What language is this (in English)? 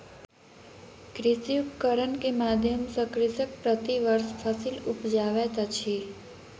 Maithili